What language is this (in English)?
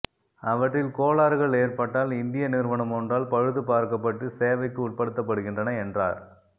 Tamil